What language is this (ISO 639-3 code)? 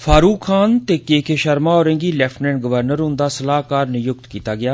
doi